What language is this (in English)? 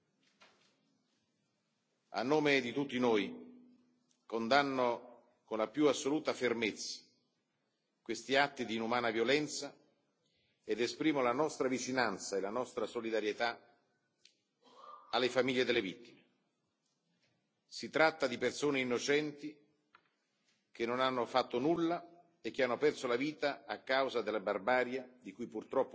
Italian